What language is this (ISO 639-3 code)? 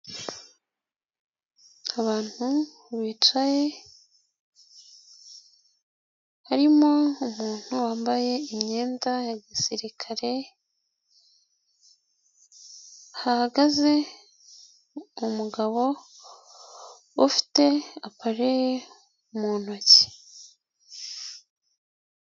kin